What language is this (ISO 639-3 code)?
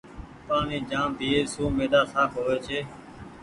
gig